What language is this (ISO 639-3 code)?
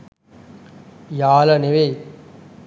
sin